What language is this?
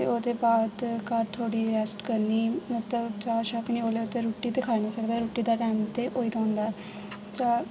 Dogri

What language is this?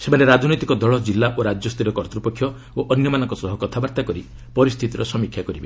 Odia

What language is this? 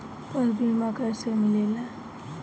Bhojpuri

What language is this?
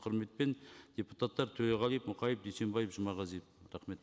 Kazakh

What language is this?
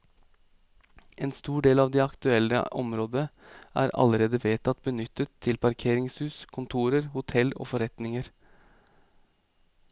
Norwegian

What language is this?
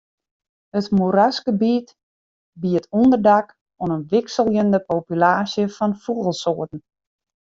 Western Frisian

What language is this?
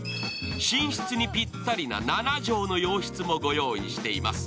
Japanese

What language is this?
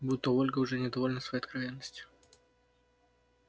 Russian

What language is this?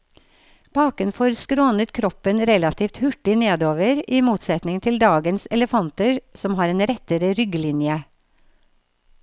Norwegian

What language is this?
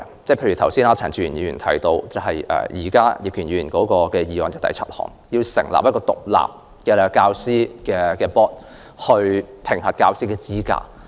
Cantonese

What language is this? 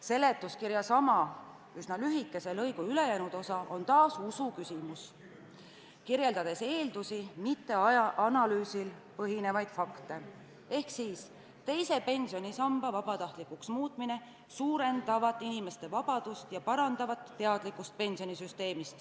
Estonian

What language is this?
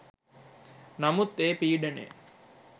Sinhala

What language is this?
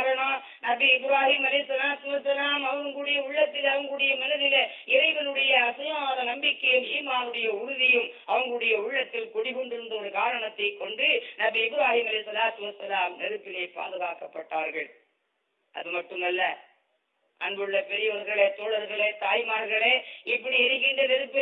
Tamil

